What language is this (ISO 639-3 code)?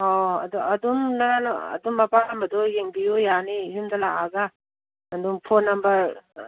mni